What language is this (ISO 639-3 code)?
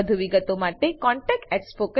guj